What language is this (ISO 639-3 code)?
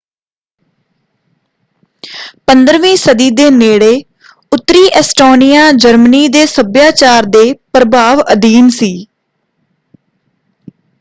pan